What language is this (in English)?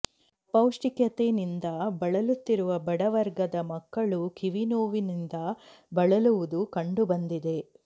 Kannada